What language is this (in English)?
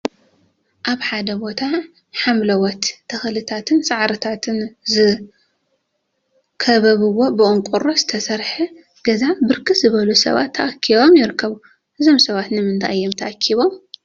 Tigrinya